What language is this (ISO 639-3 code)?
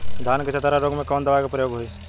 bho